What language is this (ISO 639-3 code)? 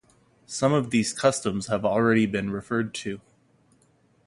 eng